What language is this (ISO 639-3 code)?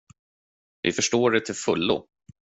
swe